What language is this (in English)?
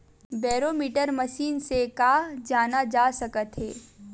Chhattisgarhi